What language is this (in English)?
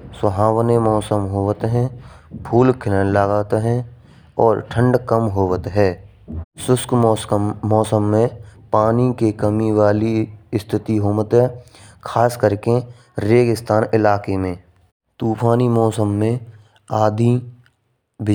Braj